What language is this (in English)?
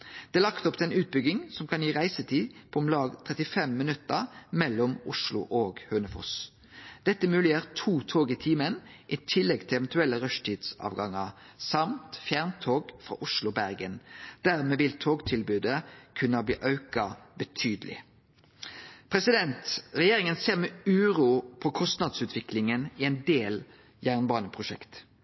Norwegian Nynorsk